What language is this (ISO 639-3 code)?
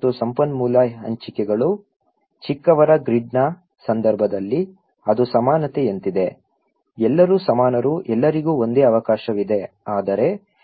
kan